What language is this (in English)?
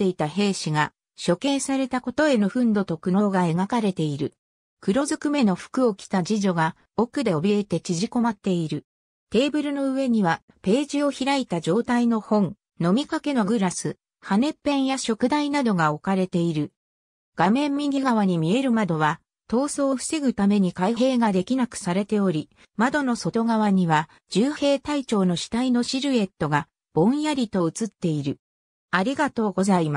Japanese